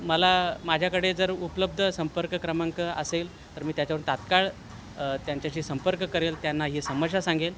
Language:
Marathi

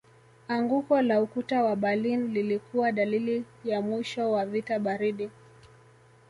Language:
Swahili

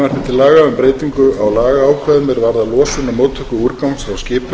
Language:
Icelandic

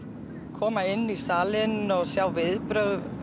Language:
Icelandic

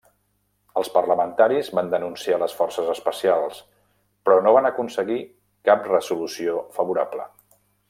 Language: Catalan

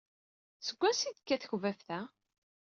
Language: Kabyle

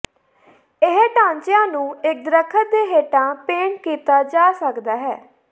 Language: Punjabi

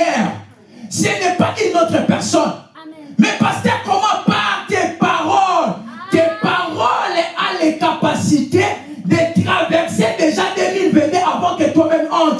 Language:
French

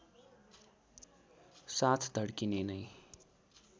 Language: Nepali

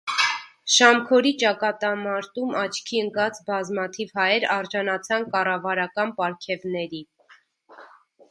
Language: Armenian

